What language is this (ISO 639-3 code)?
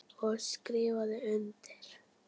isl